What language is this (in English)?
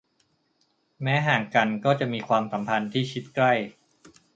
Thai